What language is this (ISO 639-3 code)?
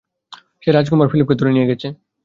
ben